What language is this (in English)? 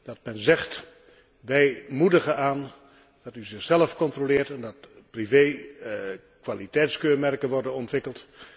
Dutch